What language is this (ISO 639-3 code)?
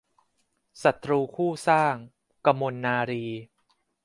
tha